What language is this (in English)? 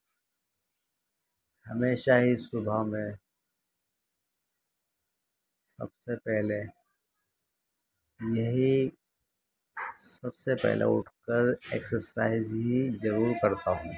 Urdu